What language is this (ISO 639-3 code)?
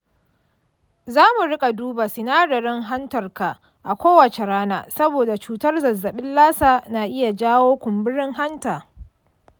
hau